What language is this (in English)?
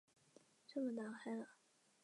Chinese